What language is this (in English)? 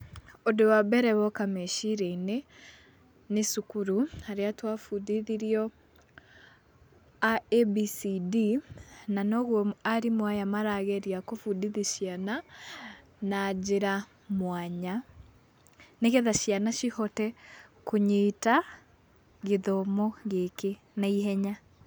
Kikuyu